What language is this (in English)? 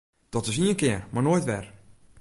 Western Frisian